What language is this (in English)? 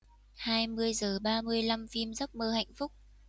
Vietnamese